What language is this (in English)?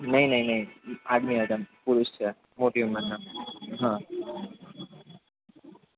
Gujarati